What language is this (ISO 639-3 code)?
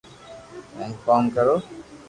lrk